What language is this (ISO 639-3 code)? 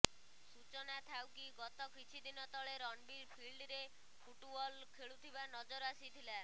ori